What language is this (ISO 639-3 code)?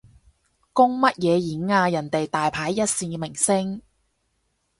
yue